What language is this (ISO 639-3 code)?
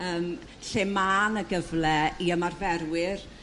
cym